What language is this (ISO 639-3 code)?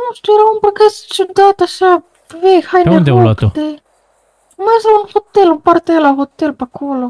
ron